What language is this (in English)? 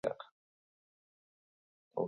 Basque